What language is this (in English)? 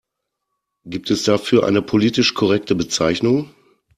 German